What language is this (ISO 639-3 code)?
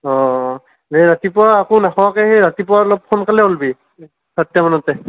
asm